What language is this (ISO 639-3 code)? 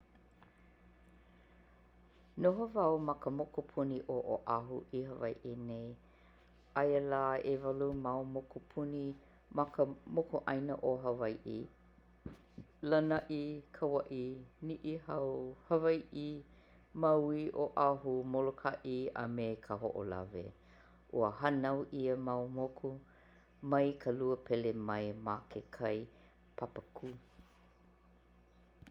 haw